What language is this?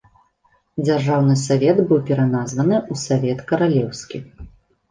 Belarusian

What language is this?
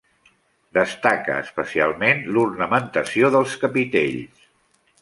Catalan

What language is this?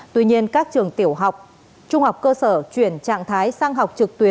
Vietnamese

